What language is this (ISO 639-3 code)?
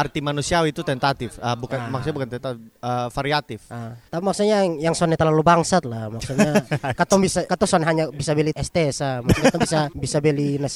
ind